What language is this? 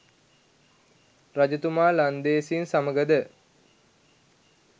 Sinhala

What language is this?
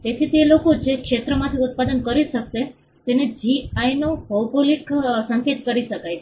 Gujarati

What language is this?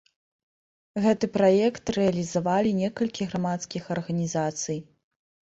Belarusian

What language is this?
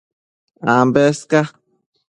Matsés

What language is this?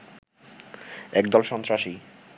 Bangla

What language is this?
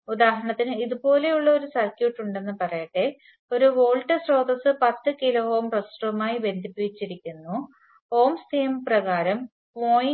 Malayalam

